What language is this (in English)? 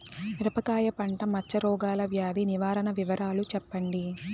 Telugu